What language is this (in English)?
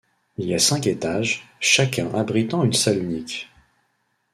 French